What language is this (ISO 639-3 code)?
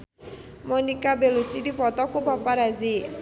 sun